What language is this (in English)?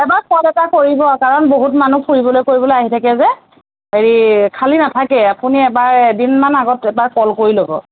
Assamese